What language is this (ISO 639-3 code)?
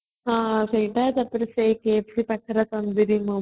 ori